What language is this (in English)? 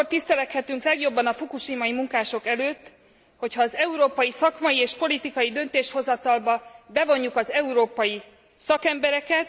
Hungarian